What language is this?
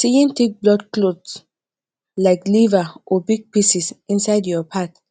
Nigerian Pidgin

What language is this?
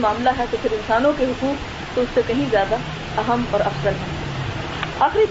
Urdu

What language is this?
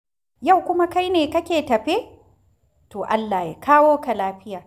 Hausa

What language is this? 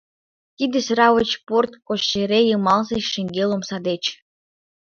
Mari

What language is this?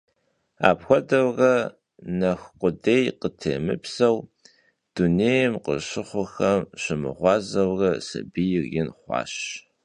Kabardian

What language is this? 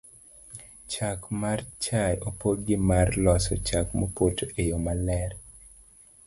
Luo (Kenya and Tanzania)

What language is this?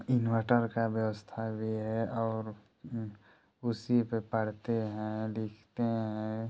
Hindi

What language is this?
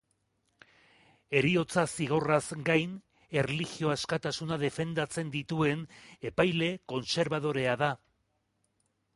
Basque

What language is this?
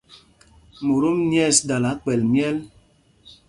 Mpumpong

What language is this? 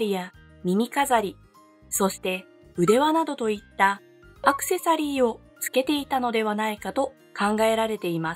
Japanese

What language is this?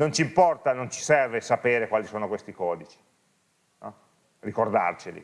Italian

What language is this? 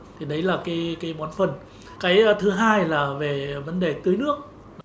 Vietnamese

